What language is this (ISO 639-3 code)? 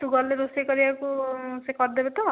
ori